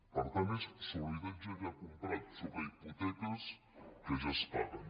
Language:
Catalan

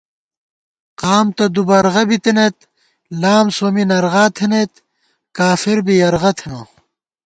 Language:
Gawar-Bati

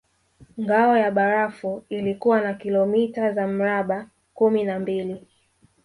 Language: Swahili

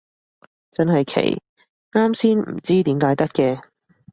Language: Cantonese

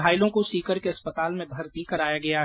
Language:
Hindi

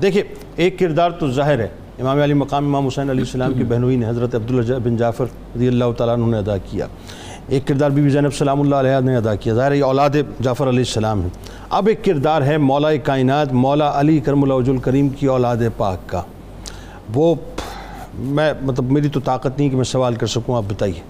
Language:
Urdu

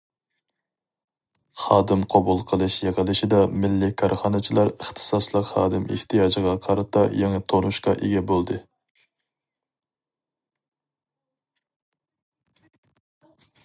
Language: Uyghur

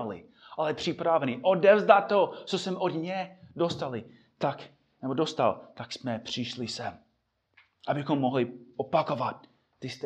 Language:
Czech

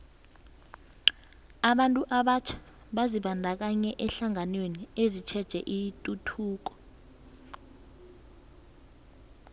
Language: South Ndebele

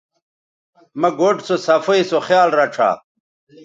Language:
Bateri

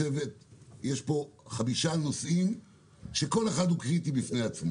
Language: Hebrew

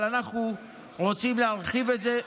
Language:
Hebrew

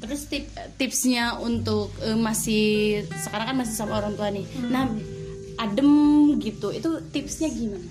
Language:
Indonesian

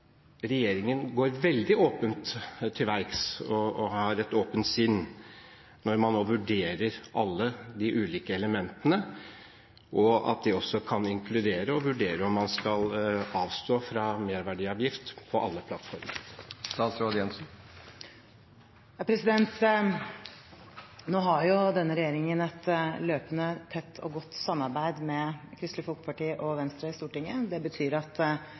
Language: Norwegian Bokmål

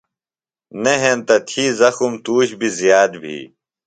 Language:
Phalura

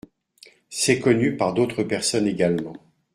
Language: French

